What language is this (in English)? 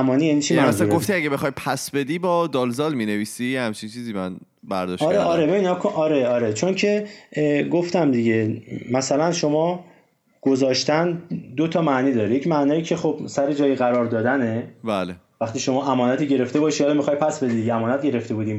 Persian